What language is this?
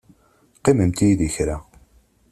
Kabyle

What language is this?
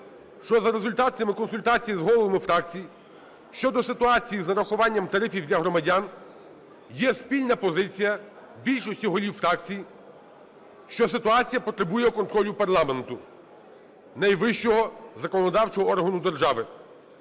Ukrainian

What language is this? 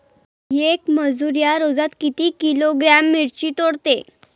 Marathi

